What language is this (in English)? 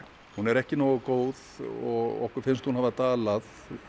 Icelandic